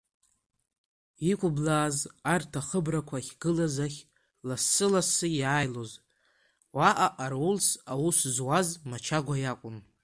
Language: Abkhazian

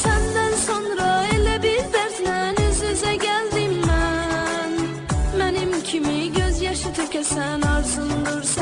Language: Turkish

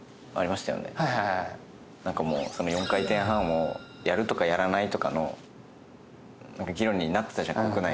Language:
Japanese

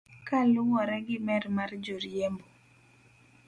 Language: Luo (Kenya and Tanzania)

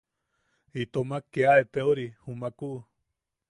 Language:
Yaqui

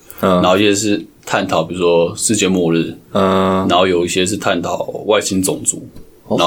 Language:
Chinese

